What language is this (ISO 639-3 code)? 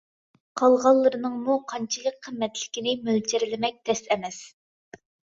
uig